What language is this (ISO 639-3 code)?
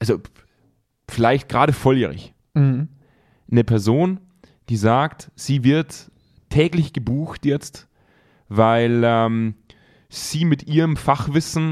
deu